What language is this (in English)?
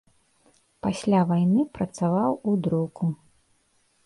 Belarusian